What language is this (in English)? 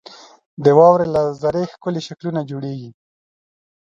Pashto